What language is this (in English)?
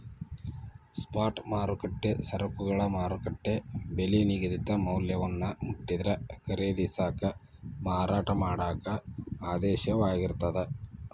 Kannada